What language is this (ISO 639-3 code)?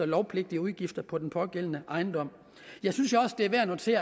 dan